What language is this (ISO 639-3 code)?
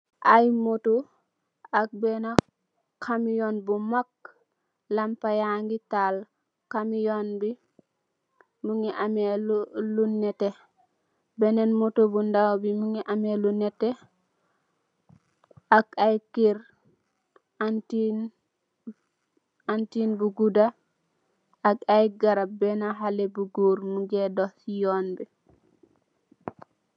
wol